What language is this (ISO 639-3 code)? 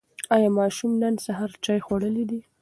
pus